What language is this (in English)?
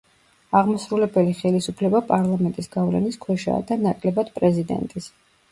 Georgian